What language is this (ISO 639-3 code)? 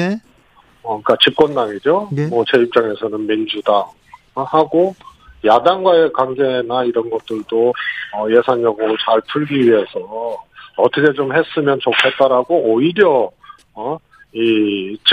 kor